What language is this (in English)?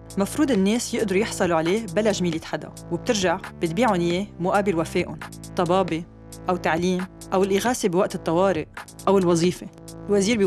Arabic